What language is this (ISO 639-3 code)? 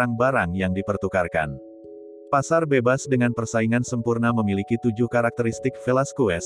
ind